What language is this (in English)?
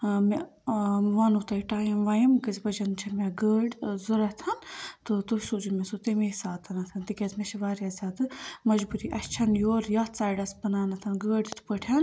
Kashmiri